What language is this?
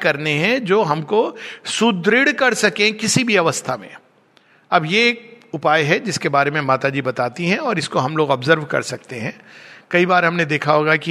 Hindi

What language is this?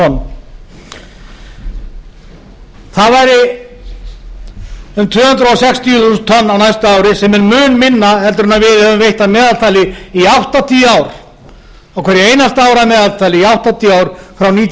Icelandic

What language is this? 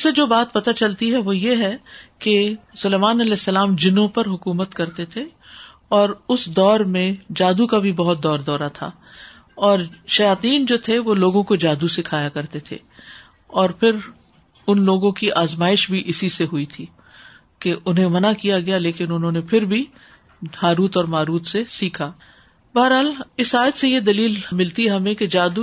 Urdu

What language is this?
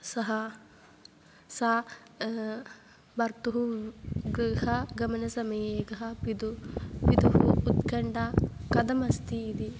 Sanskrit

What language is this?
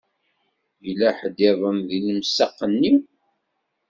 Kabyle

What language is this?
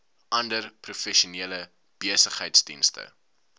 Afrikaans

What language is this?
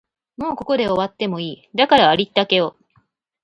Japanese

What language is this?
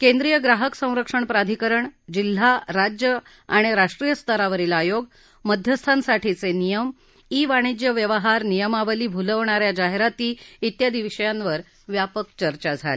Marathi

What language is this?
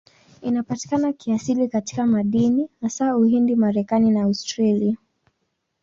Swahili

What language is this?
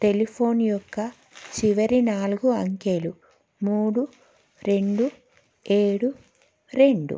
Telugu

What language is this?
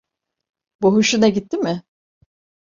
Turkish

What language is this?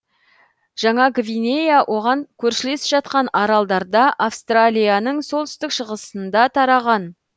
Kazakh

